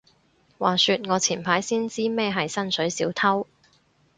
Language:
Cantonese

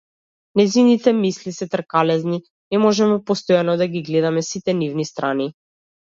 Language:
Macedonian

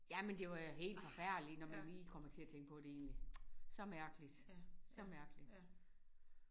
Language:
Danish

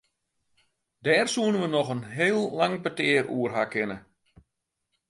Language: Western Frisian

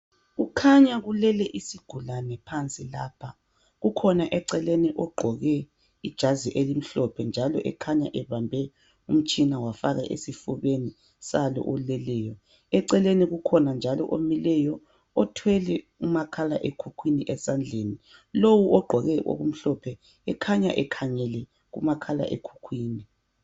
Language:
North Ndebele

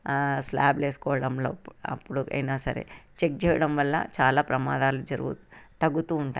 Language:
Telugu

